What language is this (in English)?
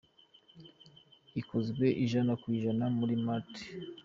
Kinyarwanda